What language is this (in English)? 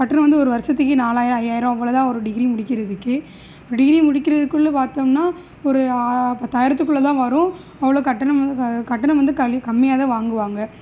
Tamil